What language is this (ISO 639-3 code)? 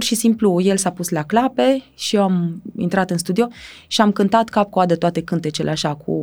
ron